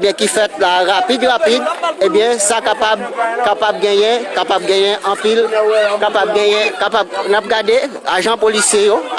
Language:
French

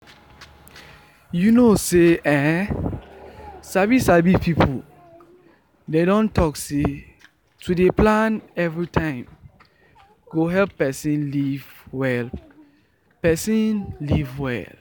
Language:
Nigerian Pidgin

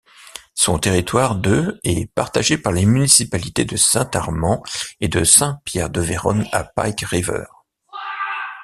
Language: French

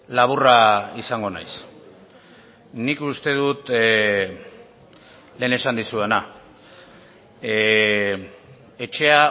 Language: Basque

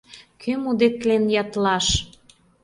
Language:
Mari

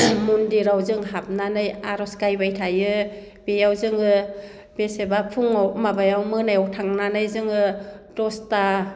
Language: Bodo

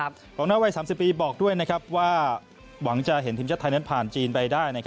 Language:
Thai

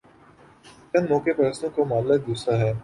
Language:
Urdu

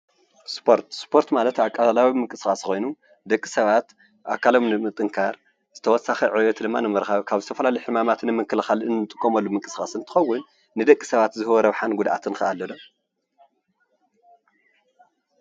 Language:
Tigrinya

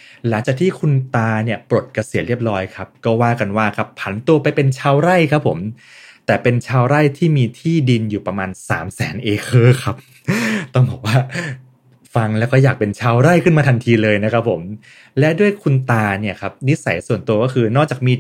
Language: Thai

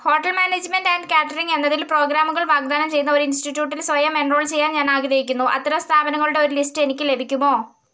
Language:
Malayalam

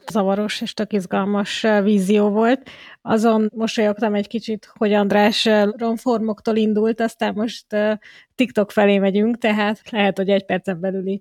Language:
Hungarian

